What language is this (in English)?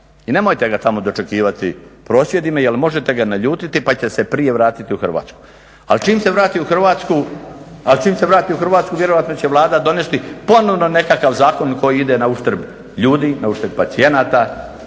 Croatian